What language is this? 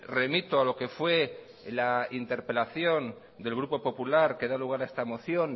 Spanish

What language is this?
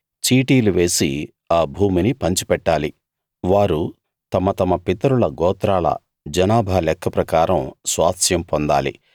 Telugu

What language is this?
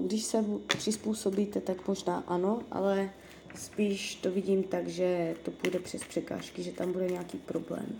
Czech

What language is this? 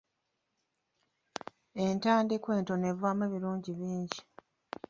Ganda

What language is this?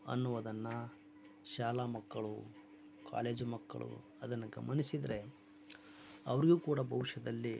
Kannada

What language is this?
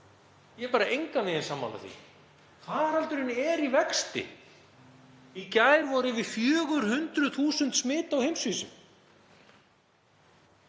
Icelandic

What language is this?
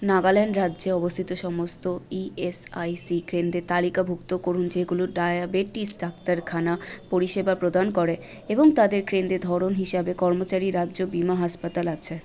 Bangla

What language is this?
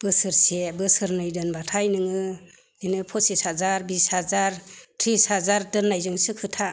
Bodo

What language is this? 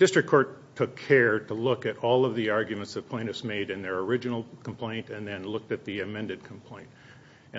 English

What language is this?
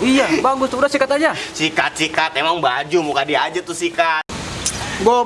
Indonesian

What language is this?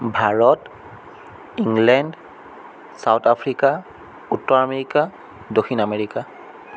Assamese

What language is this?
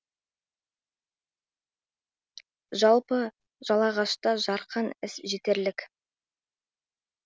Kazakh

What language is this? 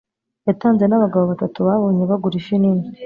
Kinyarwanda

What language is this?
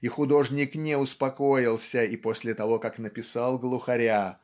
Russian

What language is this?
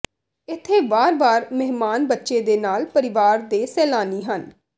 Punjabi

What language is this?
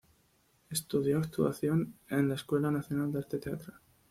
Spanish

